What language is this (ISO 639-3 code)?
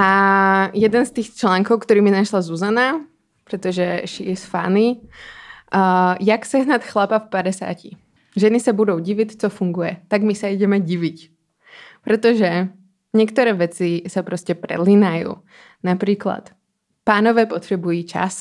ces